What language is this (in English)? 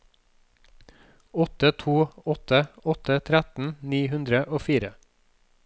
Norwegian